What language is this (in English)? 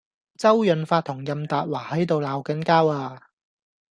Cantonese